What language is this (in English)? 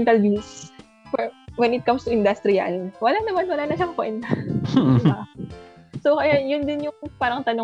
Filipino